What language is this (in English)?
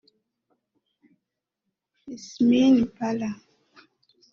Kinyarwanda